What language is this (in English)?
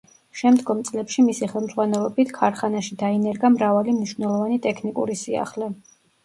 Georgian